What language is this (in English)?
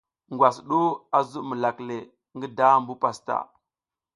South Giziga